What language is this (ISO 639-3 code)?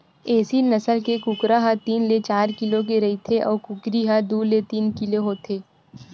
hne